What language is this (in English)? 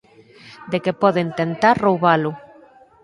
Galician